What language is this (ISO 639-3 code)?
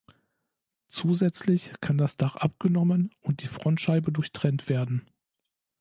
deu